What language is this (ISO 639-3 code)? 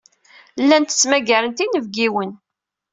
kab